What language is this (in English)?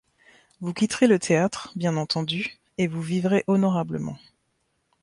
French